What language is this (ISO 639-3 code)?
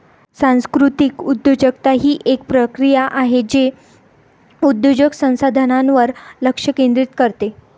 mar